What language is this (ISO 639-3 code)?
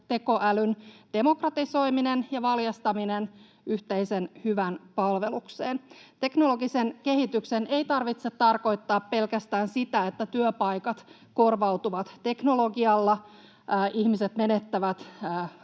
fin